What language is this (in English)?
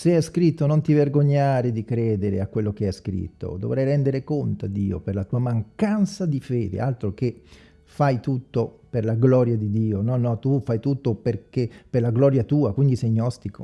Italian